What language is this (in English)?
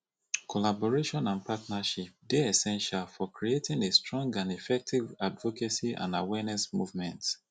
Nigerian Pidgin